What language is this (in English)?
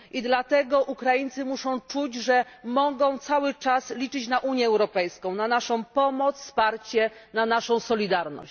Polish